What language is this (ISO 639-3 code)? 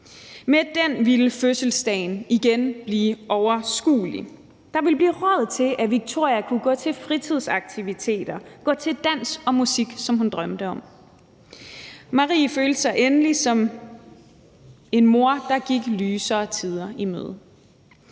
dan